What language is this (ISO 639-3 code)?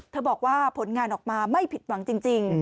tha